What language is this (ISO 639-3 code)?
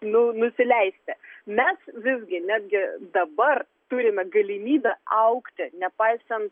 lit